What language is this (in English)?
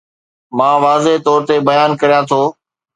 Sindhi